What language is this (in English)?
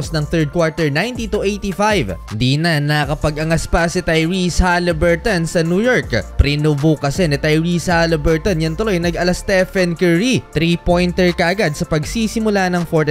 Filipino